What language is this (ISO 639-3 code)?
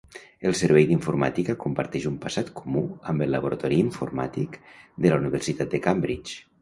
cat